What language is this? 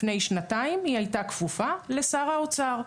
Hebrew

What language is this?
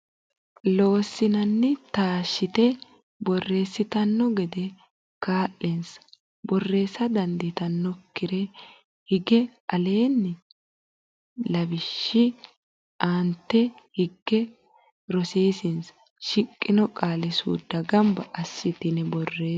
Sidamo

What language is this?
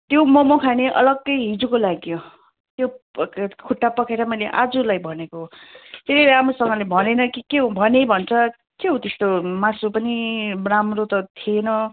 Nepali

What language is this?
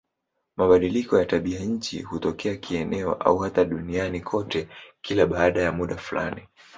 Swahili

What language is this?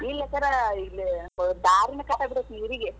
Kannada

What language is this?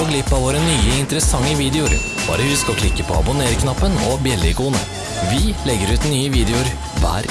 Norwegian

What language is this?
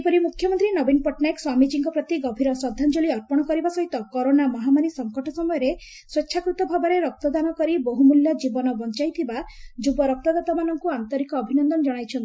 Odia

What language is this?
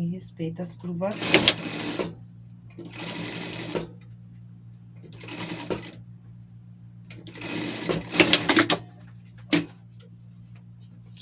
Portuguese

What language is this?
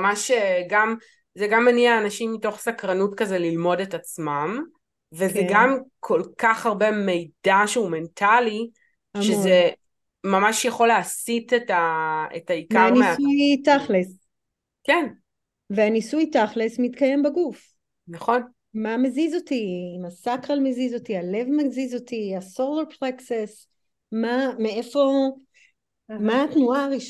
Hebrew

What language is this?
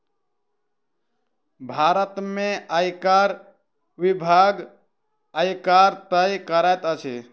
Maithili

